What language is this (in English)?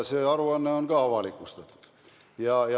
Estonian